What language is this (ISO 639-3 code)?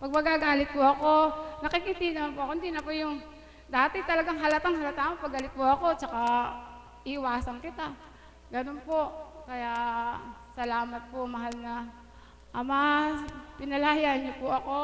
fil